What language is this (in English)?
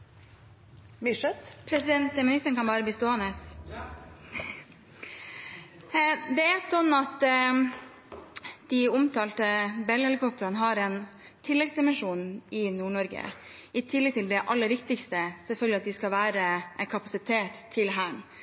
Norwegian